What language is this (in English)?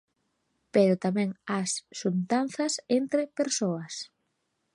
Galician